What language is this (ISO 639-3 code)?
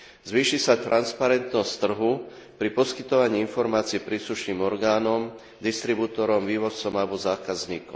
slk